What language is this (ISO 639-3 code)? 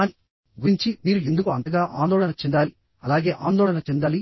tel